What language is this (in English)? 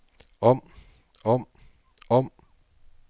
Danish